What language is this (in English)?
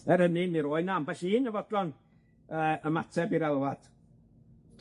Welsh